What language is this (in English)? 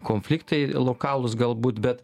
Lithuanian